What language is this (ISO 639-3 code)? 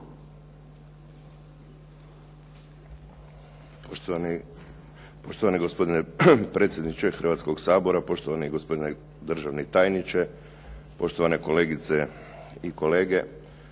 hrv